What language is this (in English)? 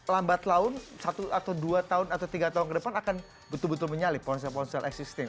Indonesian